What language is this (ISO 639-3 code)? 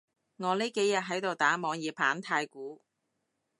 yue